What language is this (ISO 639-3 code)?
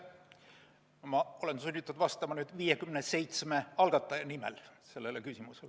est